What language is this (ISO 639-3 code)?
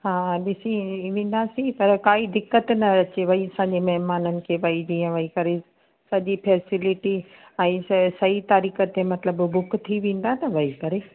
snd